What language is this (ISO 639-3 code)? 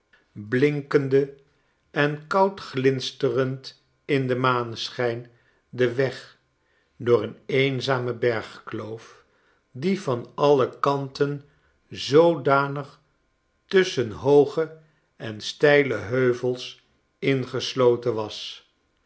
nld